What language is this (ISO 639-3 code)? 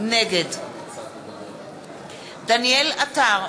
heb